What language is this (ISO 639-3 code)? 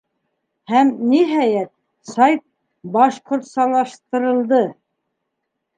bak